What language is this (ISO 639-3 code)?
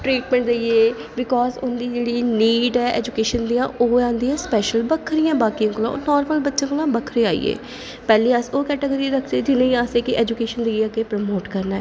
doi